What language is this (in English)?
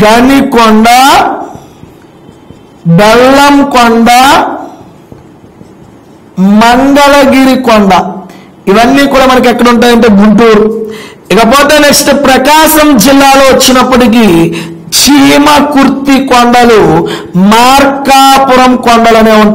Hindi